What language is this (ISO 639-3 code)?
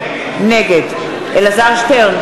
heb